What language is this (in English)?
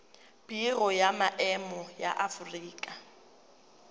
Tswana